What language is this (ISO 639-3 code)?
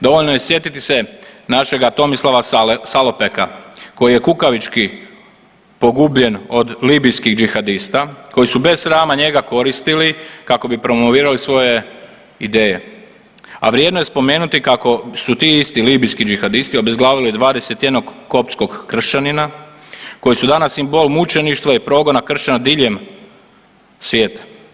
hrv